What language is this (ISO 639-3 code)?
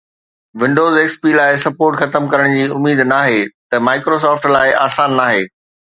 snd